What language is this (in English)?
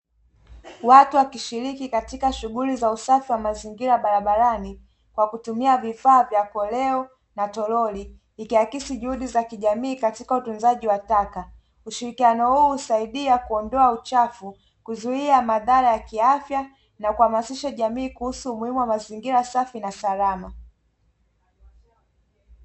Swahili